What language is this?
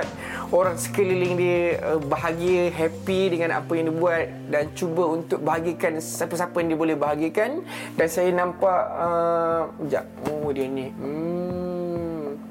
Malay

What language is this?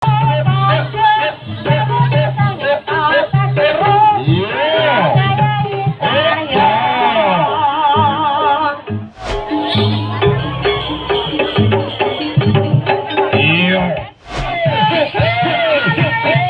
English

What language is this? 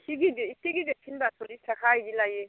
Bodo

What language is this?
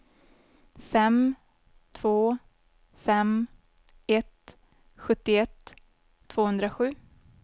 Swedish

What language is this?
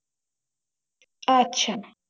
Bangla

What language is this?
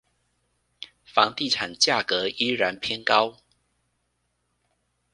Chinese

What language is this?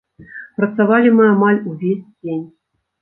Belarusian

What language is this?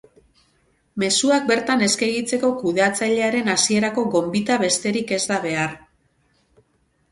Basque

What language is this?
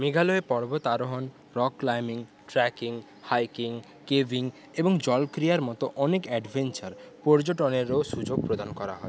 Bangla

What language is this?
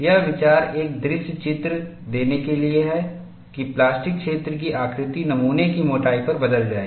Hindi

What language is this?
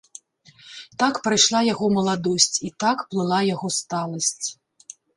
Belarusian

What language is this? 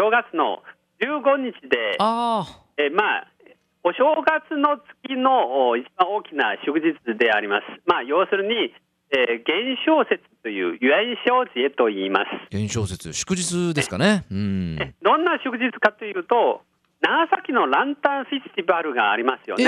Japanese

